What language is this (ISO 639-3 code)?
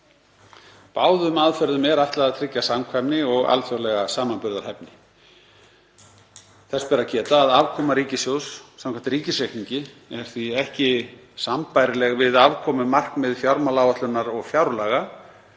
isl